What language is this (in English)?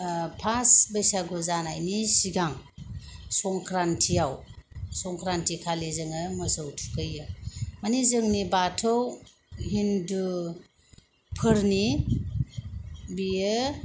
Bodo